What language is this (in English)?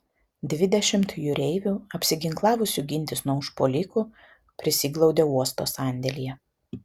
Lithuanian